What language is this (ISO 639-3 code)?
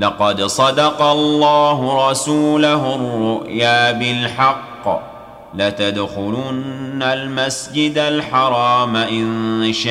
ara